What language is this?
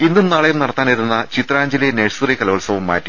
Malayalam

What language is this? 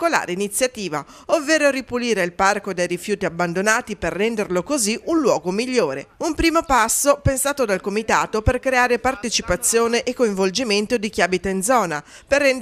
Italian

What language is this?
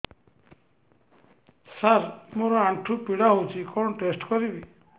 Odia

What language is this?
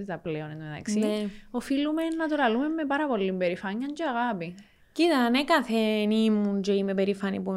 Greek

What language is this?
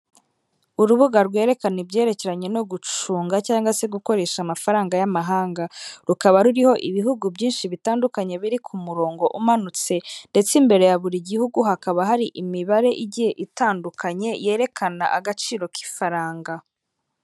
Kinyarwanda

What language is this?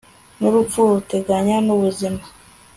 Kinyarwanda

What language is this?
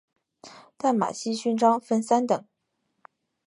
Chinese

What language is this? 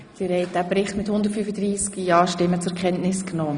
Swiss German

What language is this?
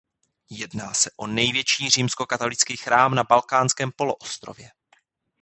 Czech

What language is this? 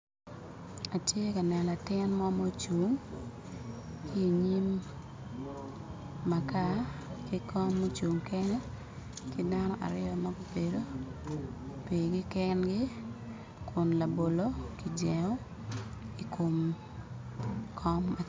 Acoli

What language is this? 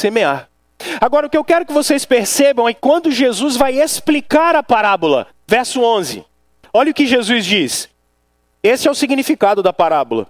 Portuguese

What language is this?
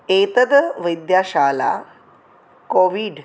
Sanskrit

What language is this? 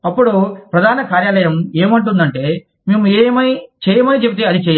Telugu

